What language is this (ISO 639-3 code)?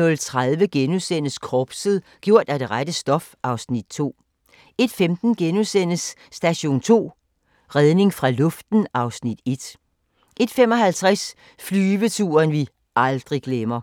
dan